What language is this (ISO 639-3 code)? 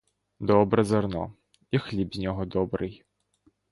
ukr